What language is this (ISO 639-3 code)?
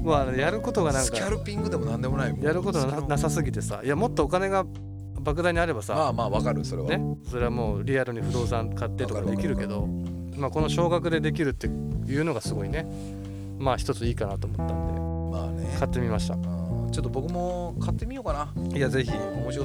jpn